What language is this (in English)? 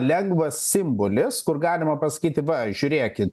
Lithuanian